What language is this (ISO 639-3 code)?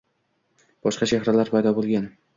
uzb